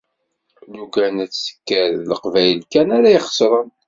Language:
Kabyle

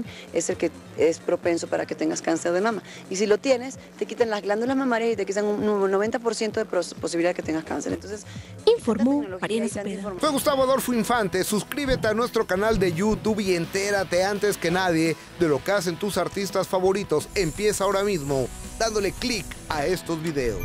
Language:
Spanish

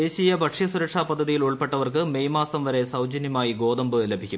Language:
Malayalam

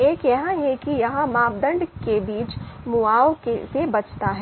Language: Hindi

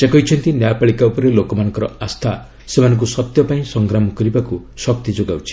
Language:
Odia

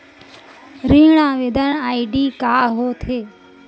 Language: Chhattisgarhi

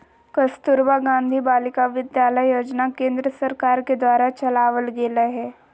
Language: Magahi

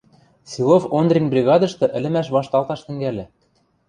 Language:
Western Mari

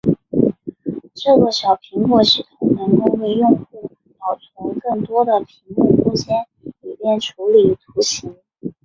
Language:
Chinese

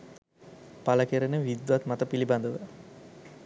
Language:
Sinhala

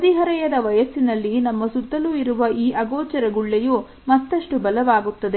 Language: Kannada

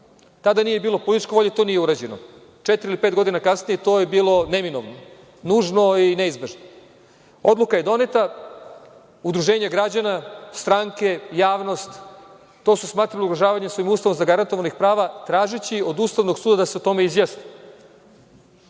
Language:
Serbian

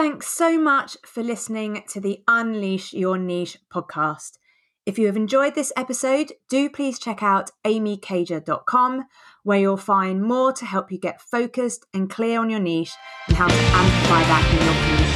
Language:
English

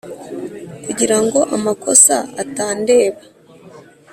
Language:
Kinyarwanda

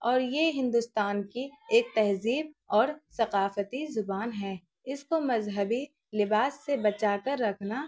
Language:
Urdu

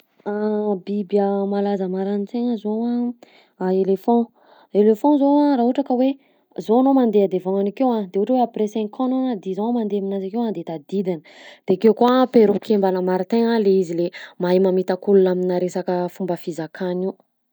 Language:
Southern Betsimisaraka Malagasy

